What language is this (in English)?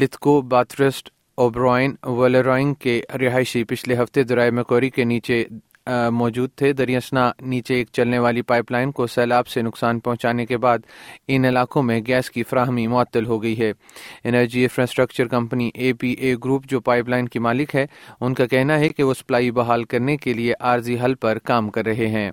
Urdu